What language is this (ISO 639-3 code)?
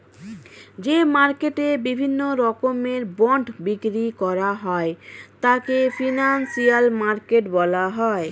ben